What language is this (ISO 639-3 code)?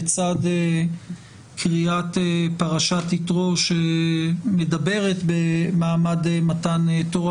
heb